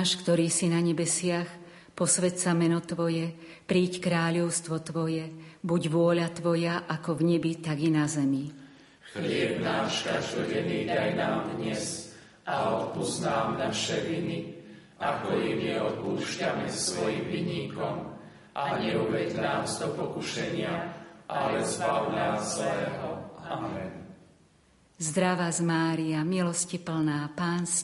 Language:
Slovak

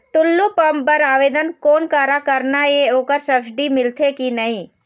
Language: Chhattisgarhi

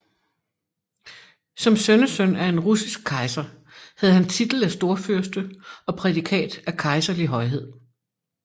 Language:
Danish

